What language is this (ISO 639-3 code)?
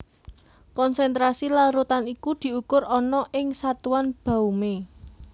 jav